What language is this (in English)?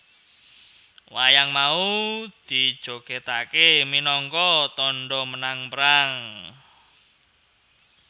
Javanese